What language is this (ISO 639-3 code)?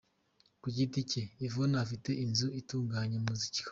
kin